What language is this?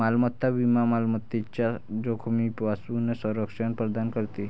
Marathi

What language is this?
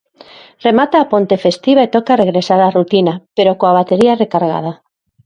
Galician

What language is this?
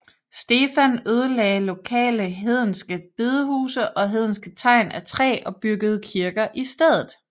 Danish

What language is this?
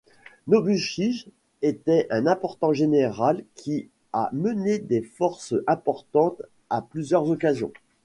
French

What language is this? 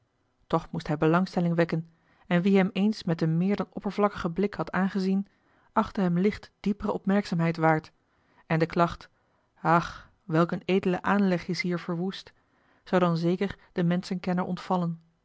Dutch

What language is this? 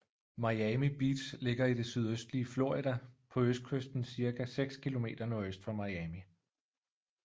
Danish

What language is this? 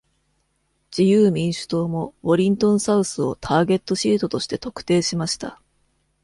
Japanese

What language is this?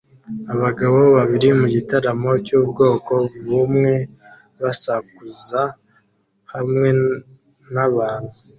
Kinyarwanda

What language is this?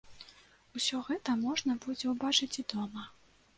Belarusian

